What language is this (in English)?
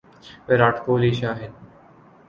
Urdu